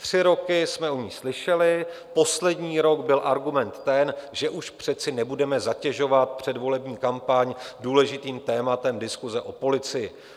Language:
Czech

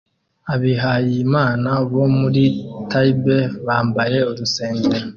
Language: Kinyarwanda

